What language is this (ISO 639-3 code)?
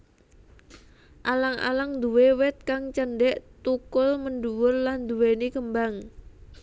jav